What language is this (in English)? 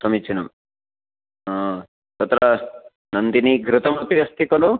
Sanskrit